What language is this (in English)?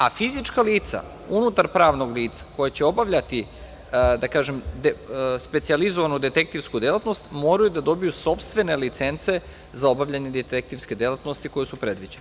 Serbian